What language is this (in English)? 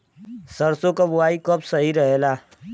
Bhojpuri